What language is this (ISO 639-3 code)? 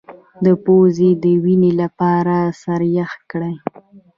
pus